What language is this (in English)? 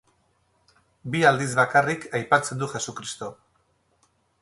Basque